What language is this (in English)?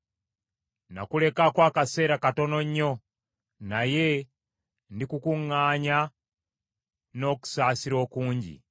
Ganda